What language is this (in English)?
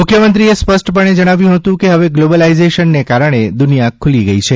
Gujarati